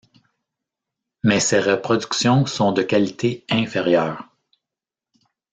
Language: French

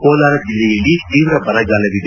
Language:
Kannada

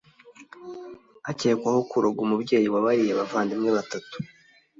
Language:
Kinyarwanda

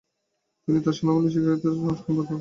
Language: Bangla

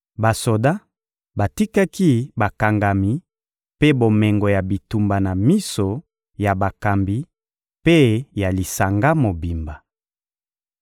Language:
Lingala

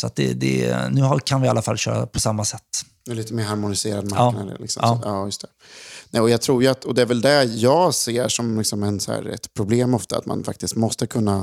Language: Swedish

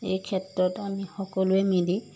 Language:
Assamese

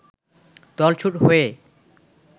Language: Bangla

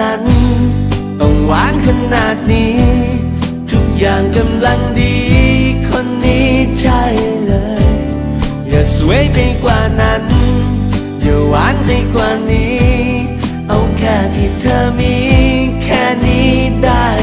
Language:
Thai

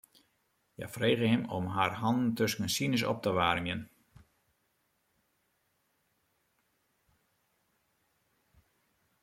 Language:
Western Frisian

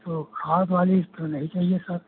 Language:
Hindi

